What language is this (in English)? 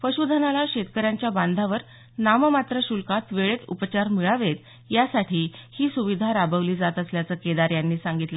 Marathi